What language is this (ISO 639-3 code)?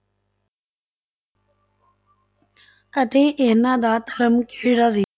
pan